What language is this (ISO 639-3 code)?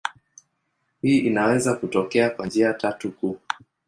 swa